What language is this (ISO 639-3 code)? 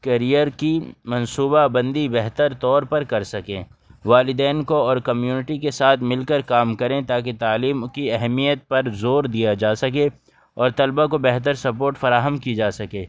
urd